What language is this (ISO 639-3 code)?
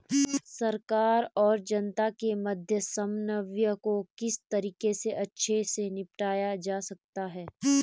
hin